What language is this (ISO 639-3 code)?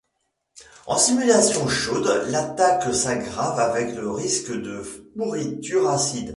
fra